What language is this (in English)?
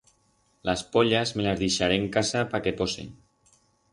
Aragonese